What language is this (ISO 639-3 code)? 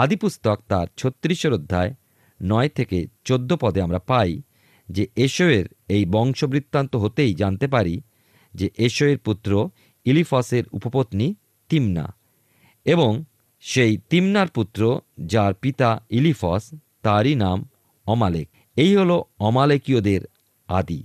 ben